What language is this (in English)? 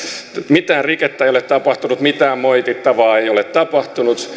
Finnish